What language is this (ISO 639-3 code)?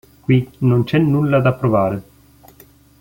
ita